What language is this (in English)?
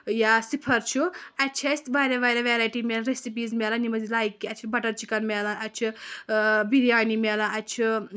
Kashmiri